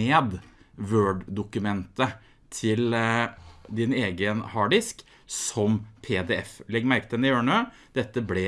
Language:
Norwegian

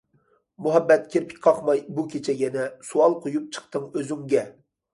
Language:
Uyghur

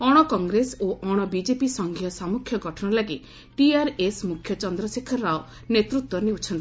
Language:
Odia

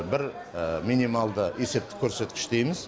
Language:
Kazakh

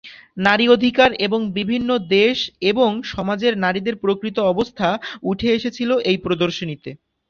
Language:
Bangla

